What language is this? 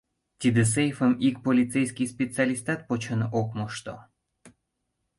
Mari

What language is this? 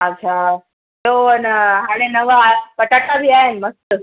Sindhi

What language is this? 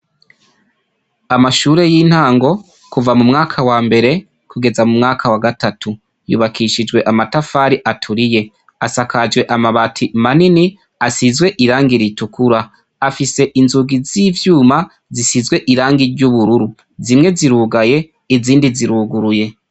Rundi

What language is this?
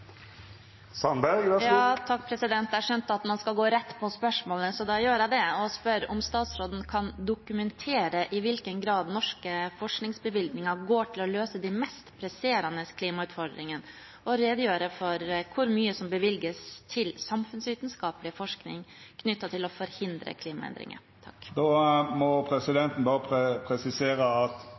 Norwegian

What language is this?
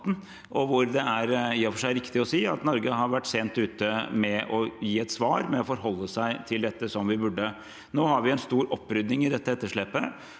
Norwegian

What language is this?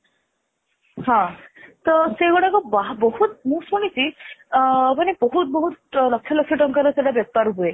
Odia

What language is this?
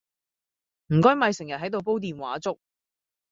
Cantonese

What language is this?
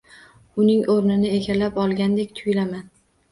Uzbek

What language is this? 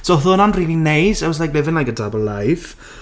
Welsh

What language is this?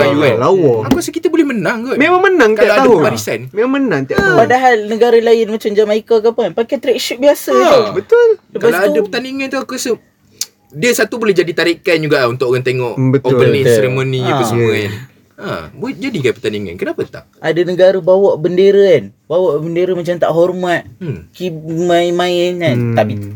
Malay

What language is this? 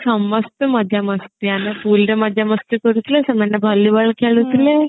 Odia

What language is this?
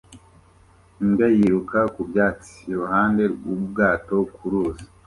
Kinyarwanda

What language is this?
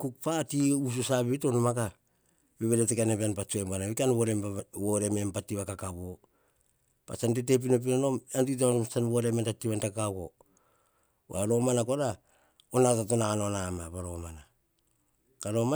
Hahon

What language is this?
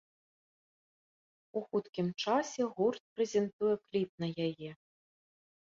Belarusian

